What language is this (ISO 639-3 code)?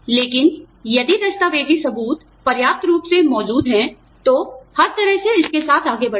hin